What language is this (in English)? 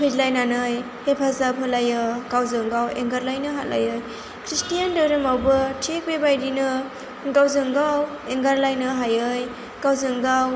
Bodo